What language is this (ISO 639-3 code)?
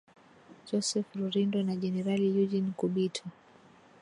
swa